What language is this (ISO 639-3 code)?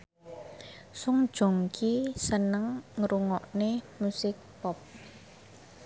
jav